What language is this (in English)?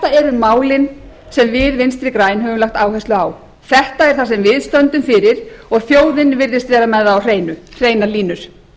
Icelandic